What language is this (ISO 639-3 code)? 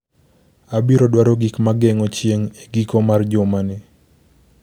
luo